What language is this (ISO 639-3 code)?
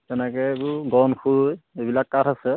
asm